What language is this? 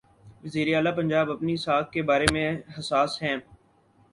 Urdu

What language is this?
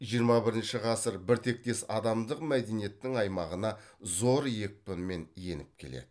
Kazakh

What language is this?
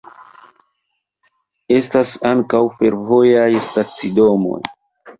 Esperanto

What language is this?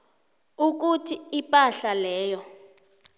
South Ndebele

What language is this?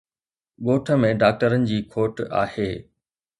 Sindhi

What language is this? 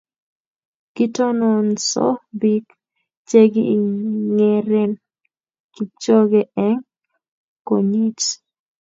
Kalenjin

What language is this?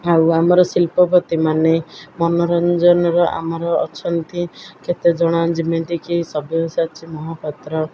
Odia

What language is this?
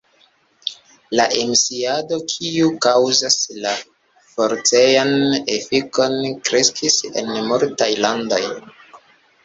Esperanto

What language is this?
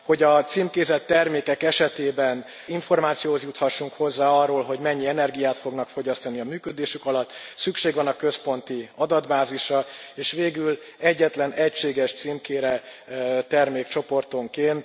Hungarian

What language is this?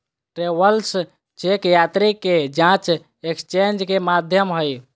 Magahi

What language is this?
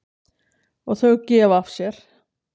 Icelandic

